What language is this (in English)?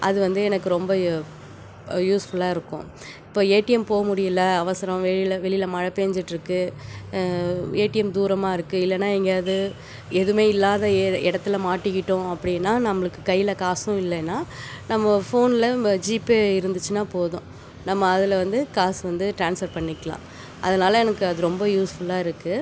Tamil